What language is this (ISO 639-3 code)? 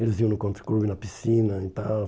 por